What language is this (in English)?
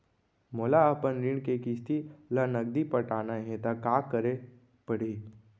Chhattisgarhi